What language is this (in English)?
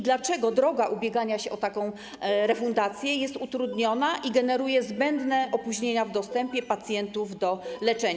Polish